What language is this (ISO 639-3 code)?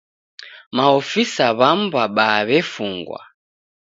dav